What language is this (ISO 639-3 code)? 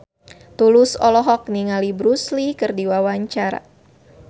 sun